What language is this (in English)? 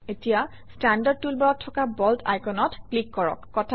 Assamese